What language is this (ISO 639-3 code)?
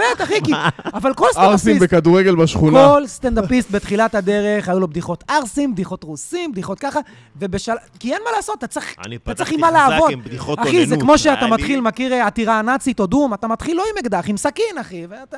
heb